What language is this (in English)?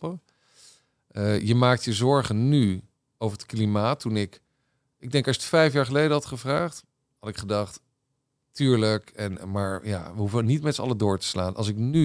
Dutch